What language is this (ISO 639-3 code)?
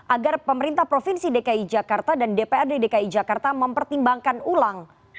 ind